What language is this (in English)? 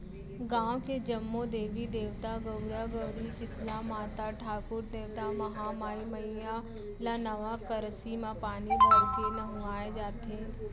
Chhattisgarhi